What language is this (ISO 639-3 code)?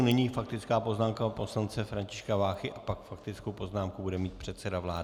ces